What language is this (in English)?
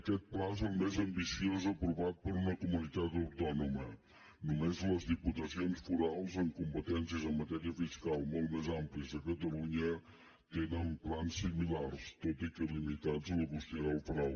Catalan